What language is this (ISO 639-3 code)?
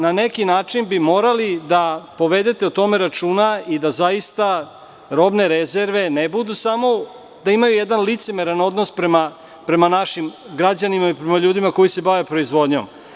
srp